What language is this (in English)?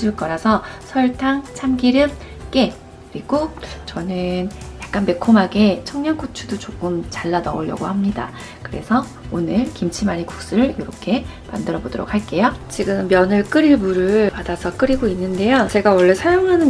Korean